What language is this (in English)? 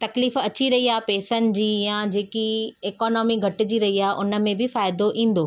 Sindhi